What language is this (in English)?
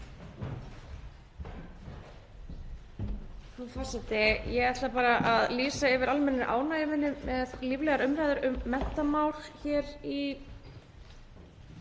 Icelandic